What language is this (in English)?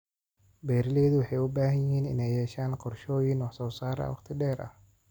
Somali